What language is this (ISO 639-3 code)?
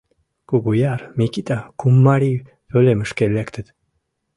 chm